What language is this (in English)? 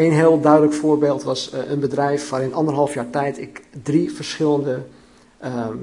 Dutch